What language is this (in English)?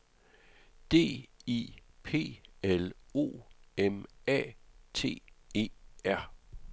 Danish